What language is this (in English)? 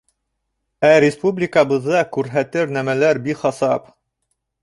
Bashkir